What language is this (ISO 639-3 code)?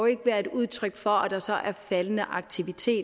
dan